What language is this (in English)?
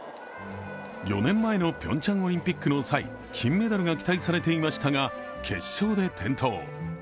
Japanese